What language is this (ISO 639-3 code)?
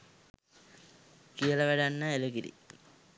sin